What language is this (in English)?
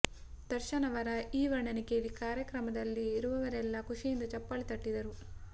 Kannada